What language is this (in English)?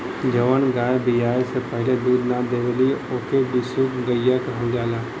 Bhojpuri